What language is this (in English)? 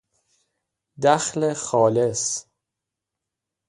Persian